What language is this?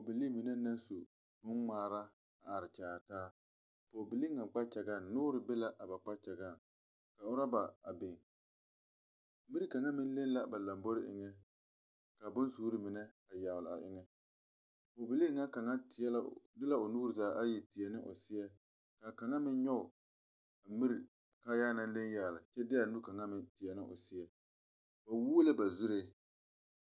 Southern Dagaare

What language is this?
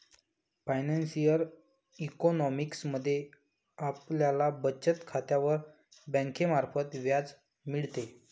Marathi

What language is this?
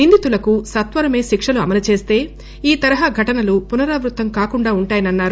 Telugu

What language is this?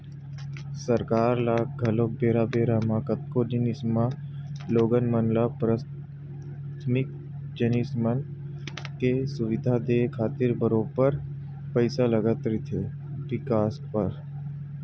Chhattisgarhi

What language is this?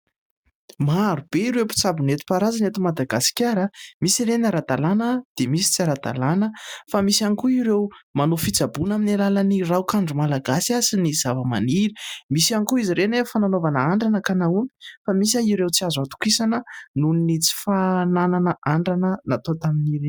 Malagasy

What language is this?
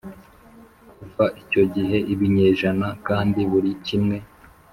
Kinyarwanda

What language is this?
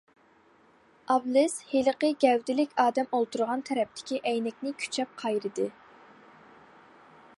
Uyghur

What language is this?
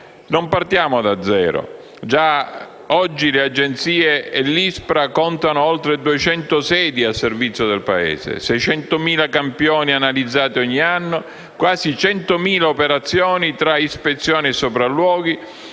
Italian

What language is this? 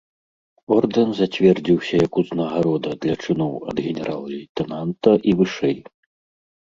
Belarusian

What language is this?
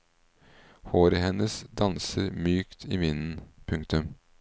Norwegian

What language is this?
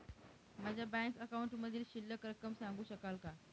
Marathi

